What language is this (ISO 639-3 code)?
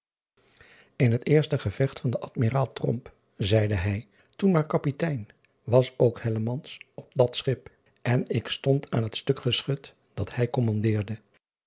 nld